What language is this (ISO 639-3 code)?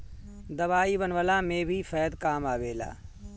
bho